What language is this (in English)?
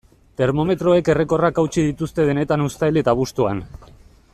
Basque